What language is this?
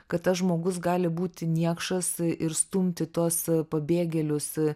Lithuanian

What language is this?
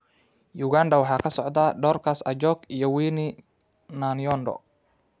Somali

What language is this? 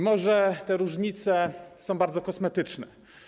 Polish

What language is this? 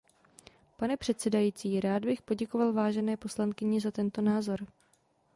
Czech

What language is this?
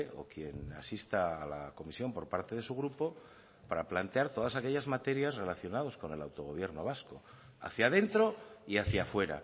Spanish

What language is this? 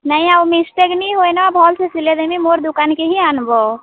Odia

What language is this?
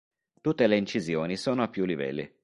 Italian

